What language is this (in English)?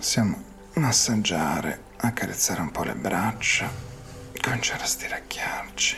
Italian